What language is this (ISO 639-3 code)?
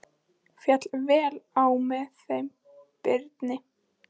isl